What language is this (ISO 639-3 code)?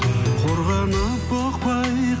kaz